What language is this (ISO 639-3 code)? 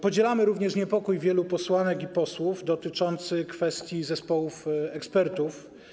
pol